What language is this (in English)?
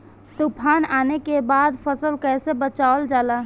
Bhojpuri